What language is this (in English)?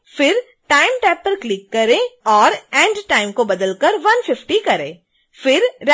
Hindi